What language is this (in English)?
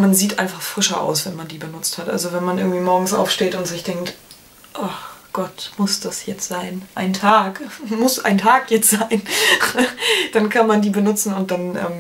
German